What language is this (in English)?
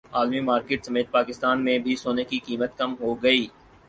Urdu